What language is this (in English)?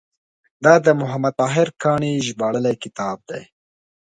Pashto